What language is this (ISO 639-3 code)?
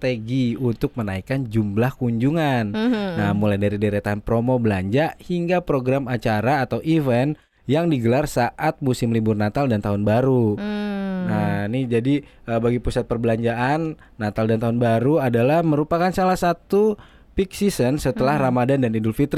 ind